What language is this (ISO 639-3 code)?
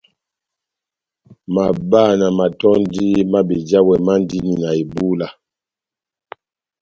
bnm